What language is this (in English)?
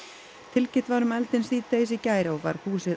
Icelandic